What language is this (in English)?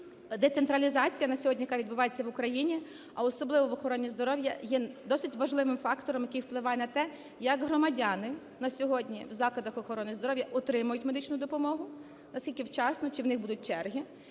Ukrainian